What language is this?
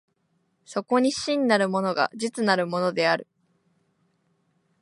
Japanese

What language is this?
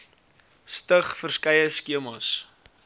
Afrikaans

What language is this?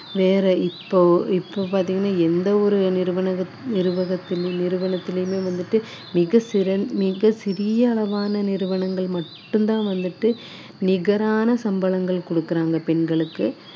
Tamil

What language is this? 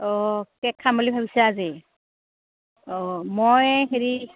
Assamese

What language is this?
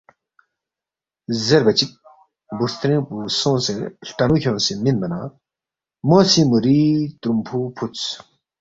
Balti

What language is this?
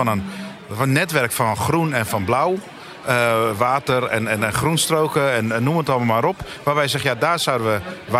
Dutch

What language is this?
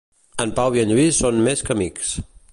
Catalan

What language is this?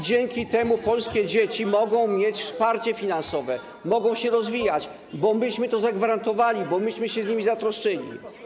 Polish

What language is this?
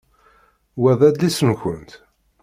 Kabyle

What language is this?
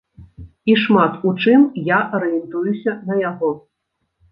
Belarusian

